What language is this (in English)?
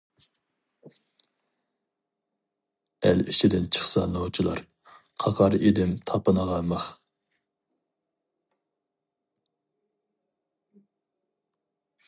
Uyghur